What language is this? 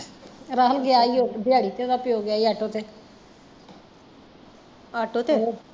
Punjabi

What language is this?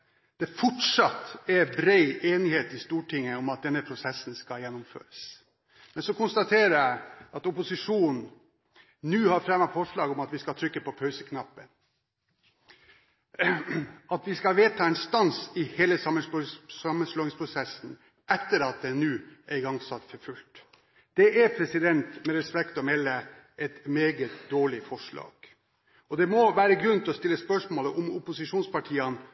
Norwegian Bokmål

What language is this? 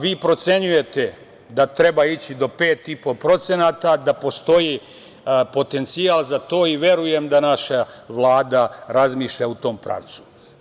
Serbian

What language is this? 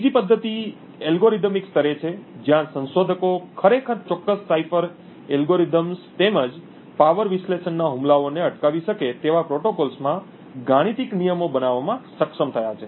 Gujarati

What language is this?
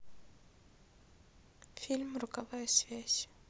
Russian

